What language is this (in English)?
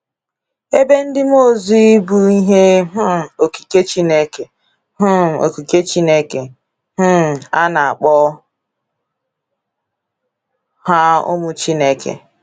Igbo